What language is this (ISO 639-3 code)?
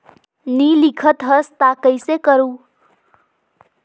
hne